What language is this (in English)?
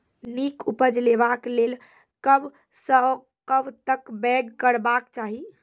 Maithili